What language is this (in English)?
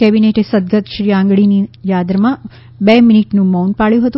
Gujarati